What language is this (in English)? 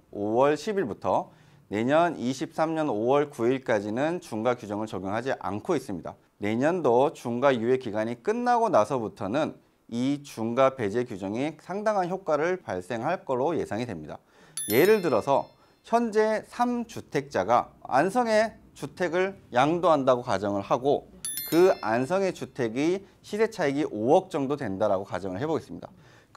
Korean